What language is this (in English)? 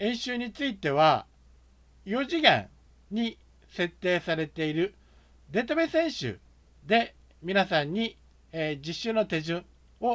Japanese